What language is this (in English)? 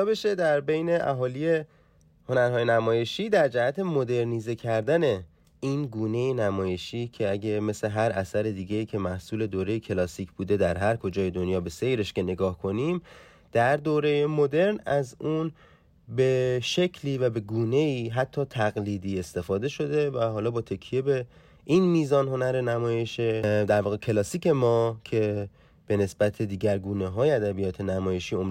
Persian